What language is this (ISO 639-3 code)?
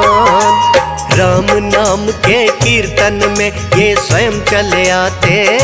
hin